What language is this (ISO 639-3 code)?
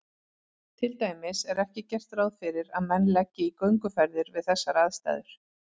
isl